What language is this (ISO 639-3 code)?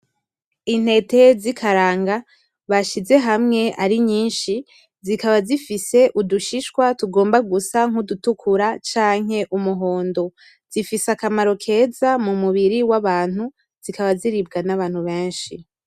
run